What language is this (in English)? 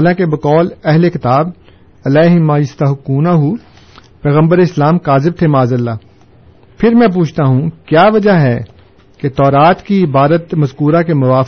Urdu